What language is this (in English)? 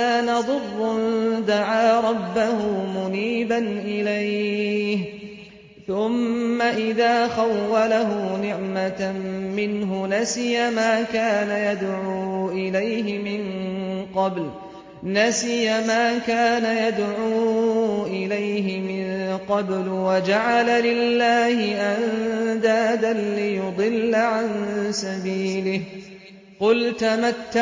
Arabic